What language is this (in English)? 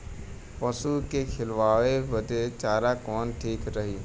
Bhojpuri